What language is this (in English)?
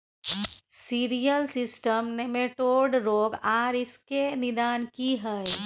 Maithili